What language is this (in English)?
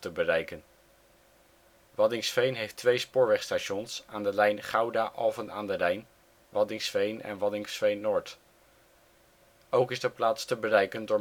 Dutch